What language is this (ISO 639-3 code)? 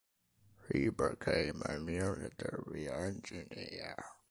eng